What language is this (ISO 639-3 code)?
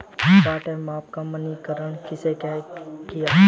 hin